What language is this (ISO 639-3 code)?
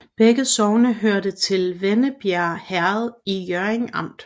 dan